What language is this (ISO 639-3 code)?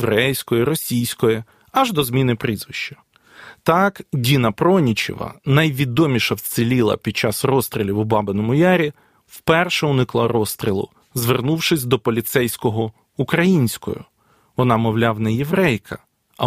ukr